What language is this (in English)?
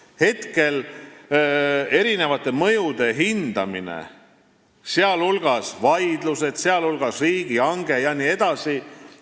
Estonian